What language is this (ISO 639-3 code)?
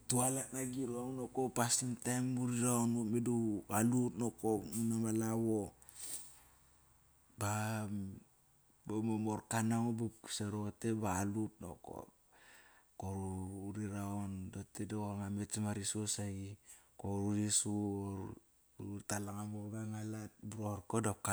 ckr